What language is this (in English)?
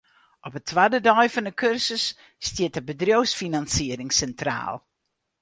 Western Frisian